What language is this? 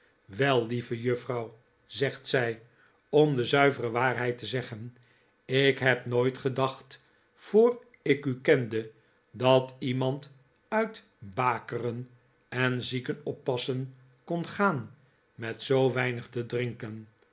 Dutch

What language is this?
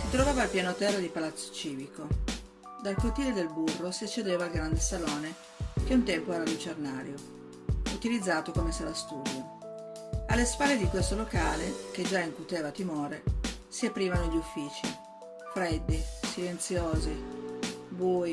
Italian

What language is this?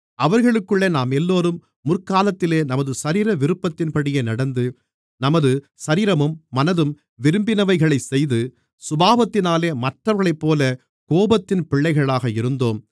Tamil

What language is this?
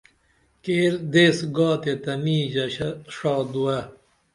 Dameli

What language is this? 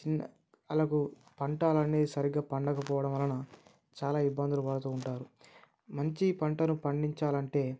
Telugu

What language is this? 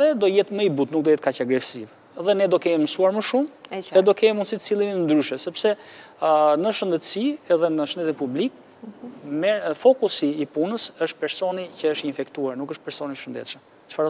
Romanian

